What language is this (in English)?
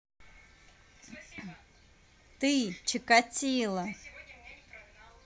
Russian